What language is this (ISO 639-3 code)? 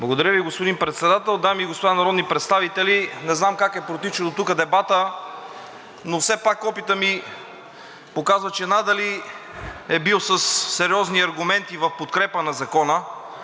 bul